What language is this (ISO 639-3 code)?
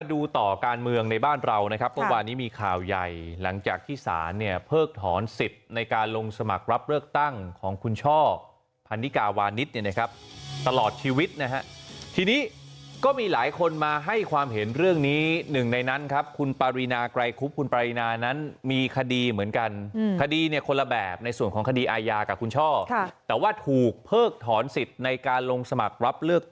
tha